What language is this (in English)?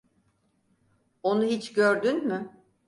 Turkish